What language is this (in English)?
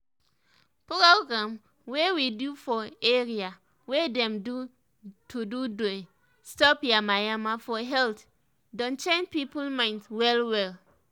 Nigerian Pidgin